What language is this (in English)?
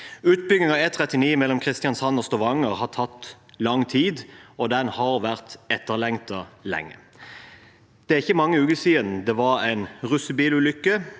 Norwegian